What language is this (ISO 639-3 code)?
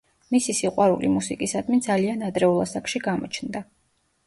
kat